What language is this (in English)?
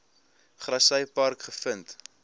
Afrikaans